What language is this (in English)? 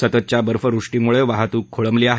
Marathi